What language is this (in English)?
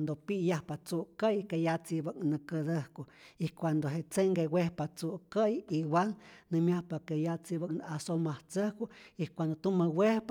Rayón Zoque